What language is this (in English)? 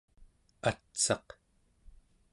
Central Yupik